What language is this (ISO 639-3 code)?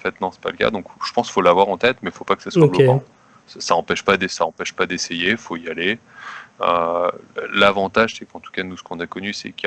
fra